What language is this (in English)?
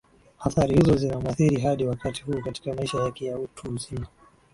Swahili